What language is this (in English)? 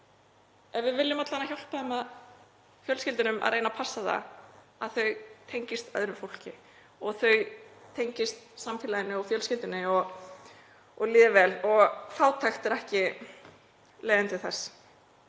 Icelandic